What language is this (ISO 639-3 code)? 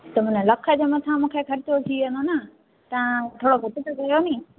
snd